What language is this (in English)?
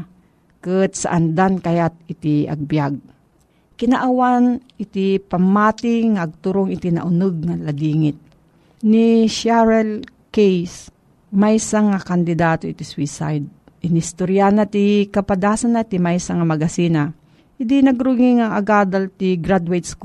Filipino